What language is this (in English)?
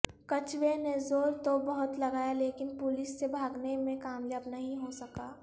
Urdu